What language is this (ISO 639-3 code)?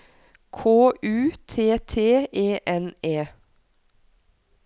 nor